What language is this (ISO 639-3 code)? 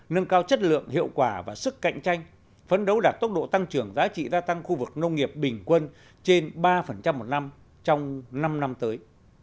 vie